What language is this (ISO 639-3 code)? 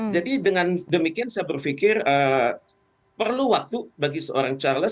ind